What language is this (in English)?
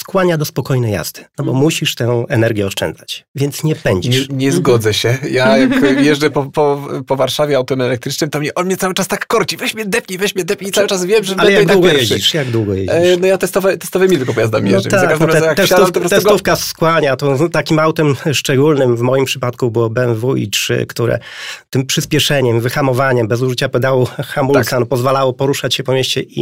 Polish